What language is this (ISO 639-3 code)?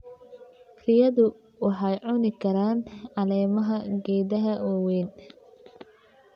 som